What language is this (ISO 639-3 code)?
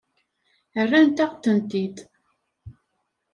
kab